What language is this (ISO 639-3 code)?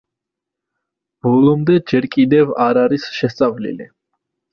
kat